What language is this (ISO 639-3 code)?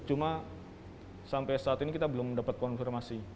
ind